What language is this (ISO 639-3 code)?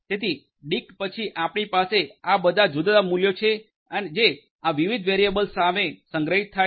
guj